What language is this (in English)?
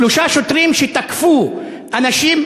Hebrew